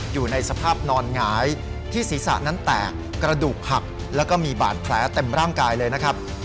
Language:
Thai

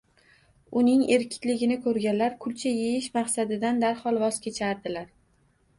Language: Uzbek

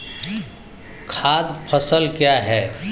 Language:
Hindi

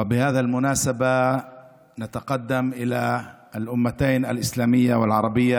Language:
Hebrew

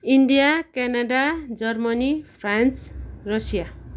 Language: Nepali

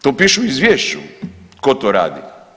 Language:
Croatian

